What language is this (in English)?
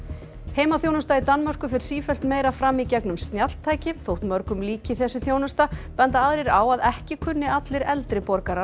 Icelandic